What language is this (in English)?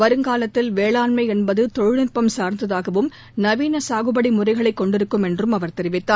Tamil